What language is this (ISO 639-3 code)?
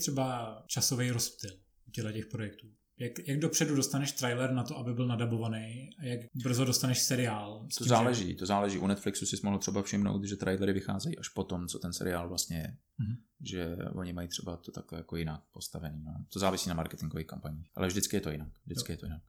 ces